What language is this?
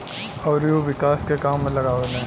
Bhojpuri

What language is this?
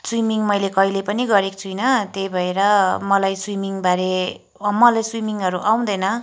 Nepali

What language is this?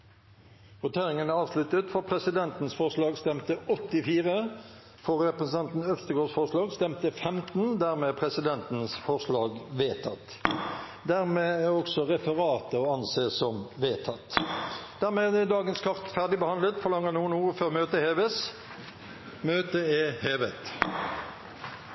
Norwegian Bokmål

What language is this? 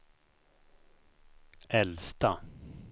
Swedish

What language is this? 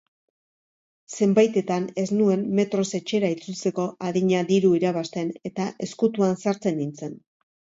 Basque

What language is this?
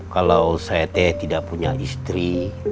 Indonesian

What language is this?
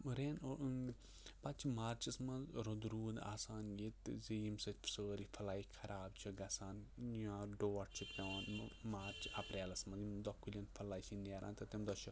Kashmiri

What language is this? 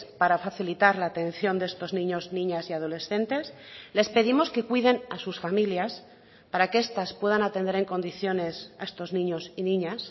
Spanish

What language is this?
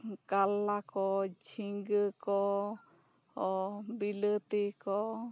Santali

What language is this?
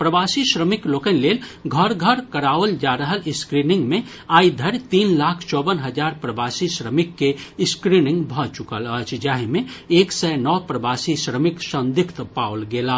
Maithili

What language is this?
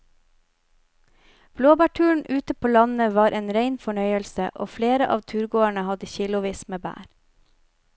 Norwegian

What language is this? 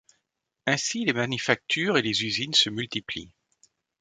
French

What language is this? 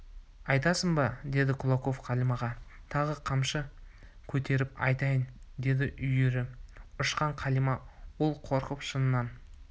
Kazakh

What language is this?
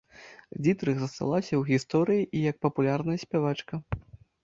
Belarusian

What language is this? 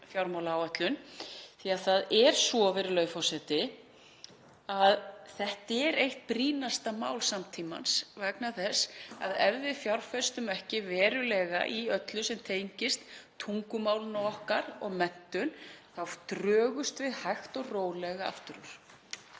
Icelandic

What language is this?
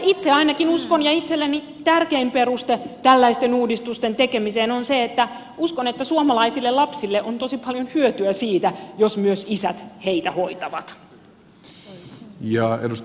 Finnish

